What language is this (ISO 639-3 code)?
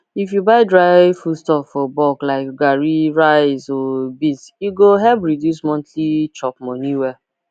pcm